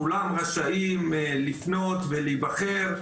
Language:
Hebrew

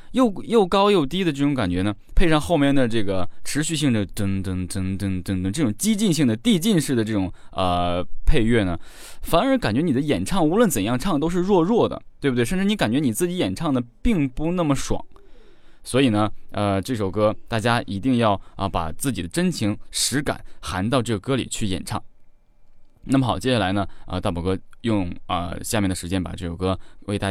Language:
Chinese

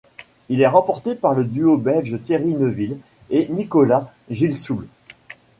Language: French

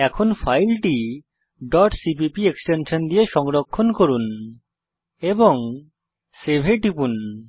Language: Bangla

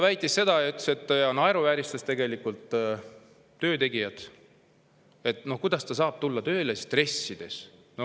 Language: Estonian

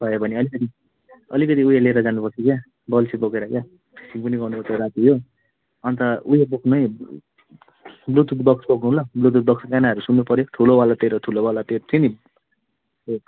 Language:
Nepali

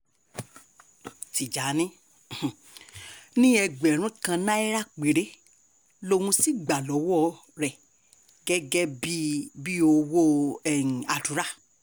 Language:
Yoruba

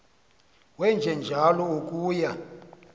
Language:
Xhosa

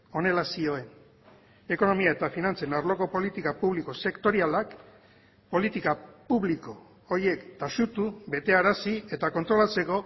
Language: Basque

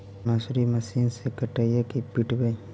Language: Magahi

